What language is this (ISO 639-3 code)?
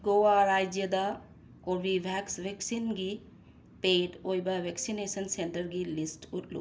mni